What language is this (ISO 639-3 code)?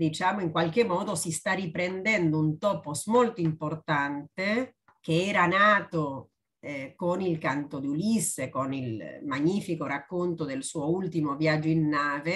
ita